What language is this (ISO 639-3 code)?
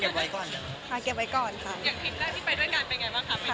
tha